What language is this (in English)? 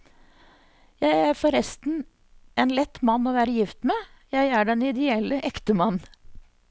Norwegian